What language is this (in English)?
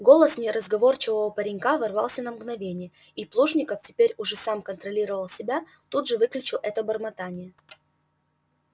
Russian